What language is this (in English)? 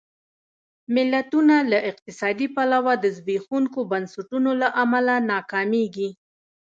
Pashto